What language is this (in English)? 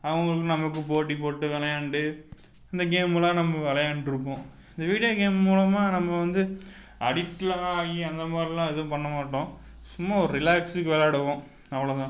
Tamil